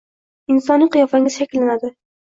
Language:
Uzbek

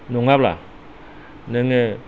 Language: Bodo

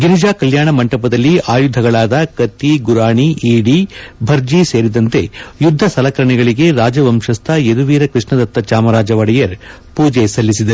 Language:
Kannada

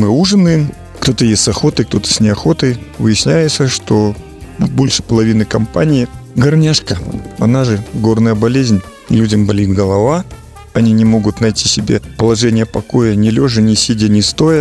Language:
Russian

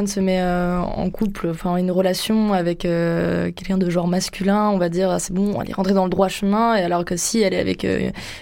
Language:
French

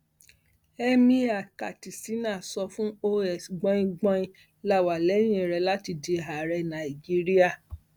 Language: Yoruba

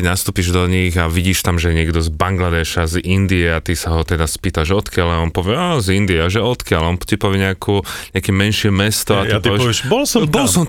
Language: Slovak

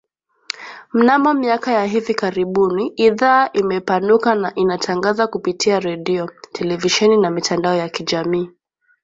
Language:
Swahili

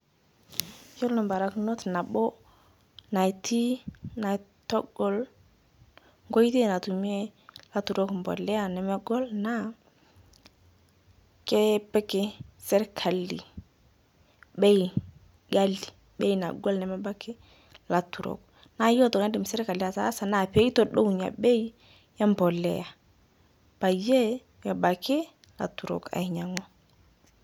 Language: Masai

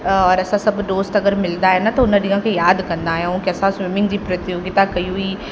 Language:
Sindhi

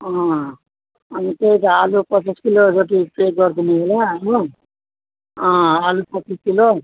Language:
Nepali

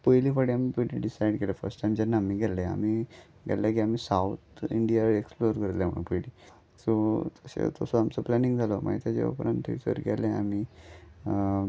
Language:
Konkani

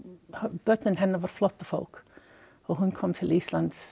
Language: Icelandic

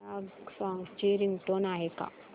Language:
Marathi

